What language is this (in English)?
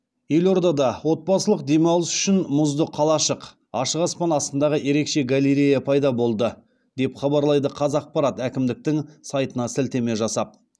Kazakh